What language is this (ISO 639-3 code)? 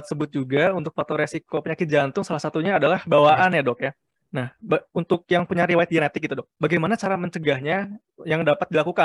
ind